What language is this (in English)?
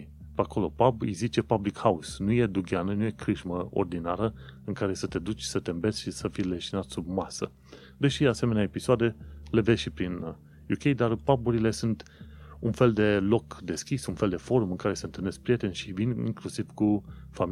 Romanian